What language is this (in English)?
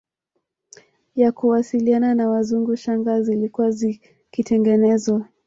Swahili